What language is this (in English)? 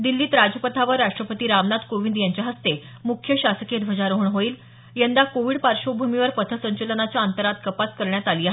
Marathi